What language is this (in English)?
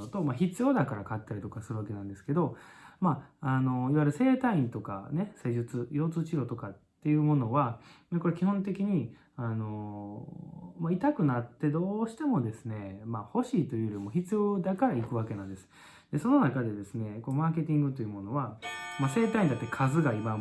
Japanese